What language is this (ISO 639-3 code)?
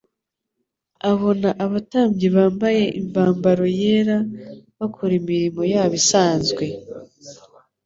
kin